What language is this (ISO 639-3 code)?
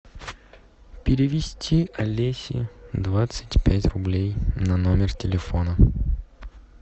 rus